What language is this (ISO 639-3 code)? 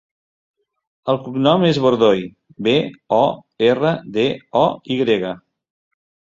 cat